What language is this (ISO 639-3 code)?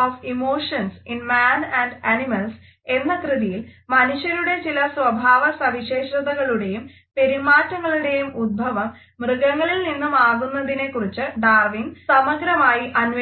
mal